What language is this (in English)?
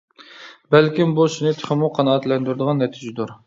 Uyghur